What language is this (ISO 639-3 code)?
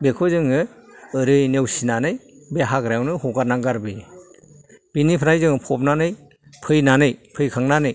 brx